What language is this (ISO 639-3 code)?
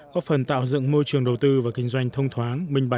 vie